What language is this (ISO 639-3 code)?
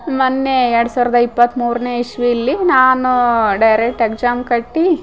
kan